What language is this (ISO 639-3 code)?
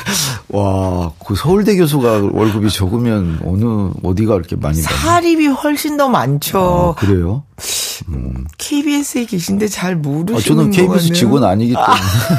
kor